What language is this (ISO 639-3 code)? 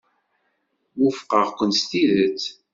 kab